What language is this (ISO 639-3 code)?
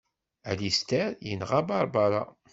kab